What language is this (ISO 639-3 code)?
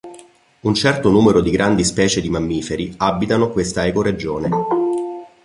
ita